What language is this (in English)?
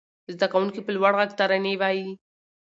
Pashto